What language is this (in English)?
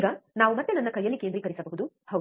Kannada